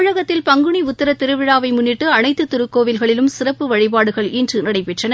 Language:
Tamil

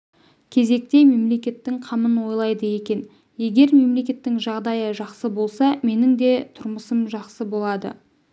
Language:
Kazakh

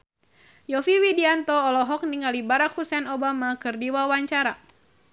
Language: Sundanese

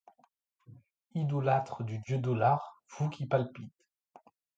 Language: French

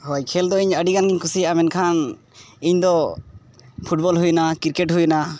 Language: Santali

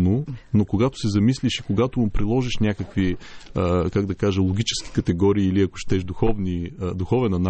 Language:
Bulgarian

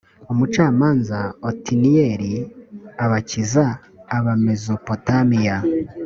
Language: Kinyarwanda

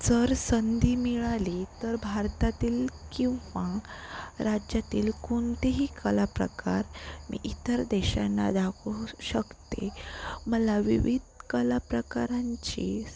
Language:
Marathi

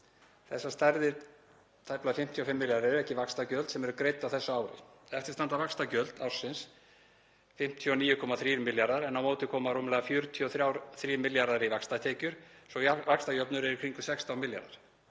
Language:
Icelandic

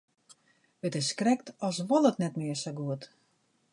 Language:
Western Frisian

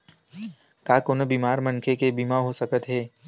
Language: Chhattisgarhi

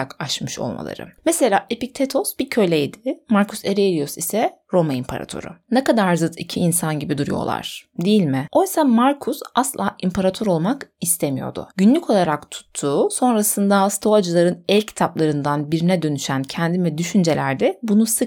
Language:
Turkish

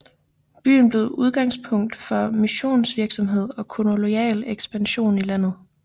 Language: Danish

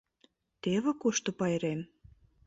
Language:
Mari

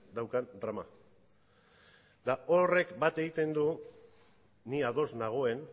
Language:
Basque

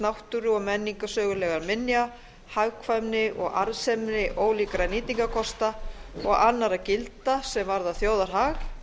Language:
Icelandic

